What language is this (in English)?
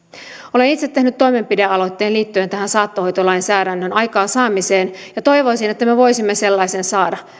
Finnish